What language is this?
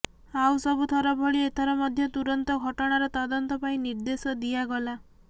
Odia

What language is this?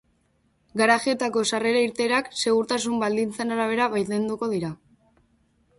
Basque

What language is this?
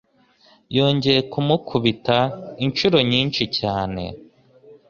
Kinyarwanda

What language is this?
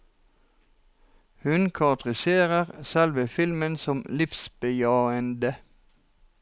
Norwegian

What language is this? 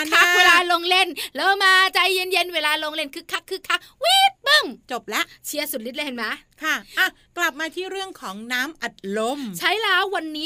Thai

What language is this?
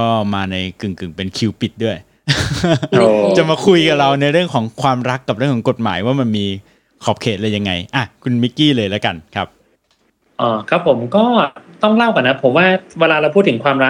Thai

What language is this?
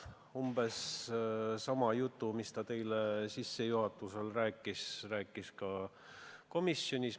Estonian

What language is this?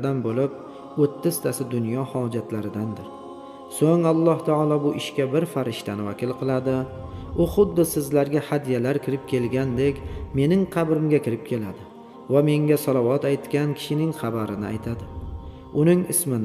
Turkish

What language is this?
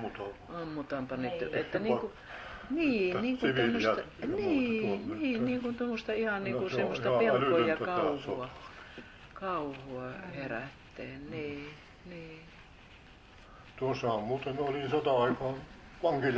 Finnish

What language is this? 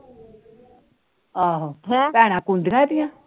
Punjabi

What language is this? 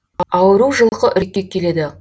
Kazakh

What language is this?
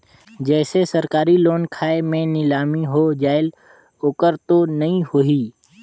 Chhattisgarhi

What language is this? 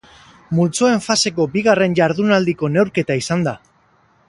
Basque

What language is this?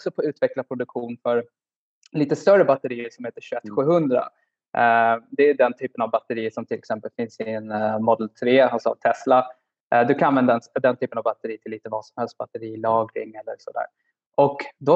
Swedish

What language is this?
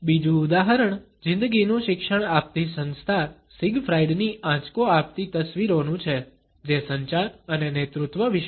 Gujarati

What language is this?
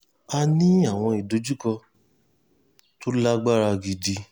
Yoruba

